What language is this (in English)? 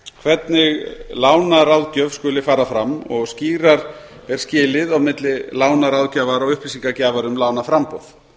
Icelandic